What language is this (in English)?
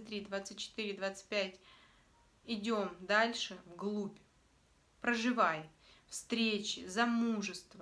Russian